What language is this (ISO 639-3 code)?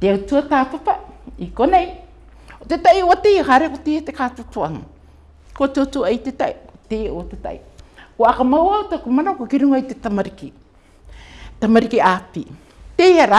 eng